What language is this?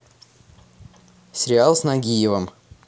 Russian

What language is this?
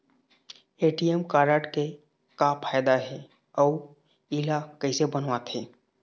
Chhattisgarhi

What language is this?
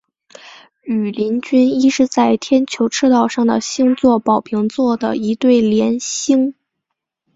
Chinese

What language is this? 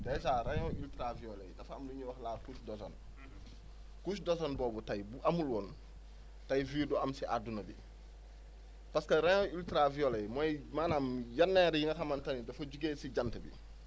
Wolof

